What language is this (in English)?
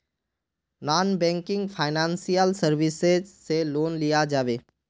Magahi